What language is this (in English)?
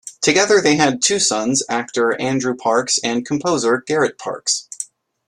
English